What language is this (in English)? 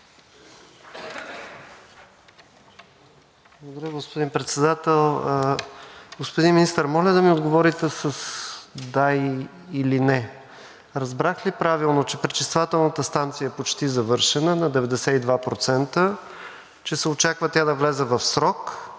Bulgarian